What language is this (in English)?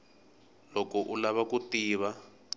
Tsonga